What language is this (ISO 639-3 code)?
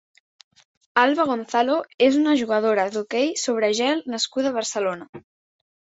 cat